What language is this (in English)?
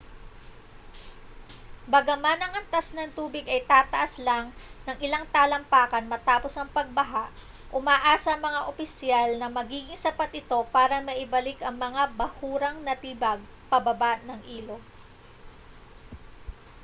Filipino